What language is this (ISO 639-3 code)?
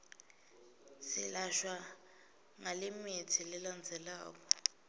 ssw